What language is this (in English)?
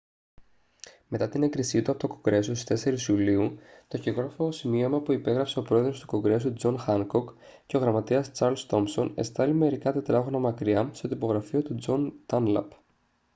Greek